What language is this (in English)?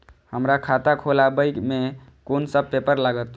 Maithili